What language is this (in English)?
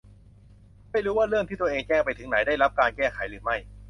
Thai